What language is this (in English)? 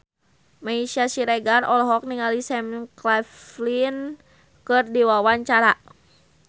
Sundanese